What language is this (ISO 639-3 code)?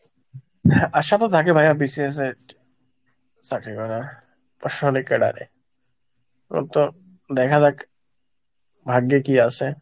ben